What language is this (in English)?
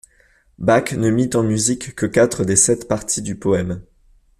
French